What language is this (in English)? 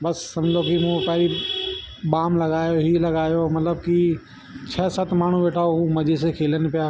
Sindhi